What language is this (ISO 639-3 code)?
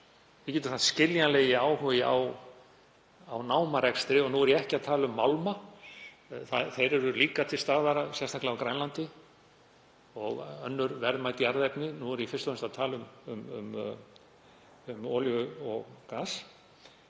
isl